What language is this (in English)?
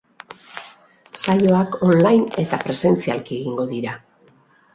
Basque